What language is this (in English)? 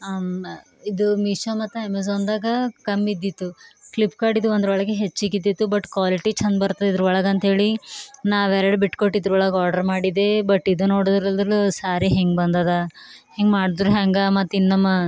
Kannada